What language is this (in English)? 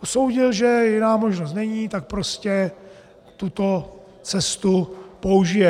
Czech